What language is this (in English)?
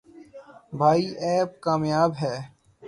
Urdu